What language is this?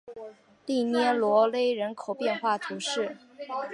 Chinese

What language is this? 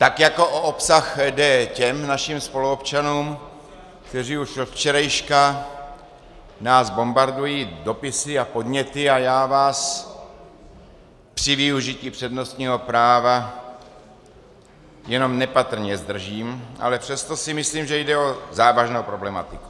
Czech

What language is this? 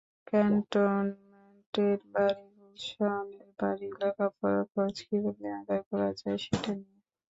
Bangla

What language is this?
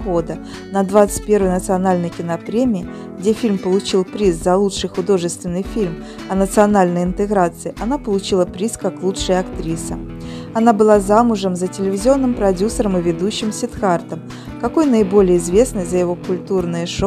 Russian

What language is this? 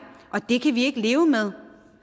Danish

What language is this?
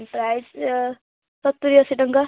Odia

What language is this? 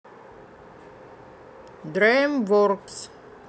Russian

